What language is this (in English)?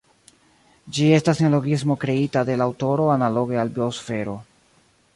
Esperanto